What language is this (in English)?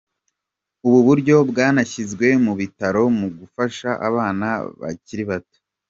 Kinyarwanda